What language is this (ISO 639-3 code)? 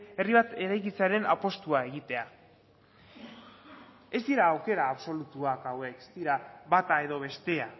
eus